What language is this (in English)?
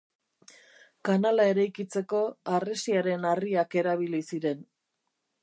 Basque